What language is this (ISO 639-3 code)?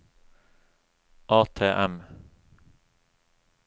nor